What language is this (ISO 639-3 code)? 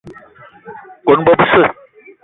eto